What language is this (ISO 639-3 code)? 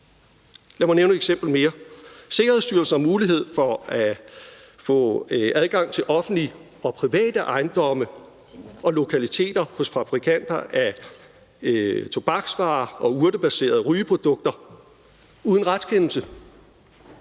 dan